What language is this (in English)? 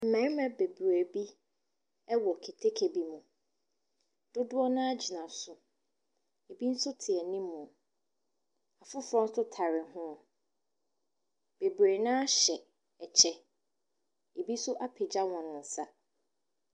Akan